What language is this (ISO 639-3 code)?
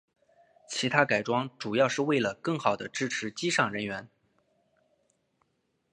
zho